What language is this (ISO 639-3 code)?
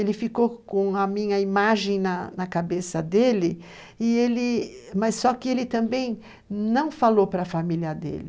por